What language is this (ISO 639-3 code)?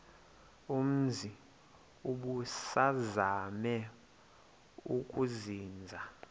xho